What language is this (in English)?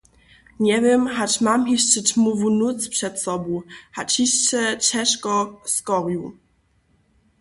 Upper Sorbian